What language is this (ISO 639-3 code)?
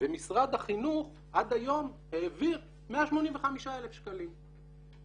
heb